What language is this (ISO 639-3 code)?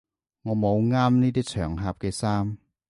yue